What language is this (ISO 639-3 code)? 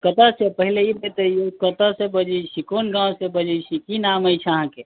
mai